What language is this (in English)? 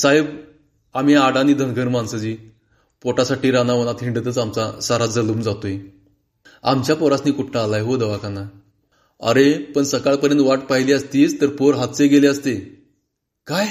Marathi